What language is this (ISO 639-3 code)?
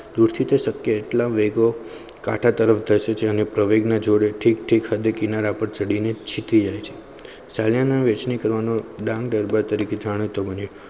guj